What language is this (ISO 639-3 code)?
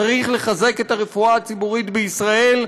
heb